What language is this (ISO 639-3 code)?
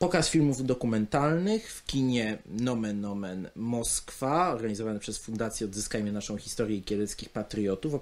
pol